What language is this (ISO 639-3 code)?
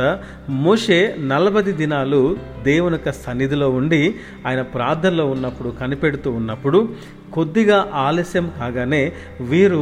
tel